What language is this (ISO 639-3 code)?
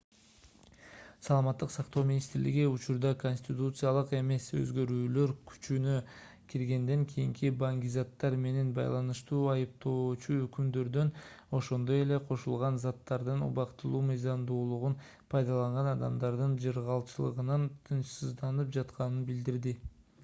kir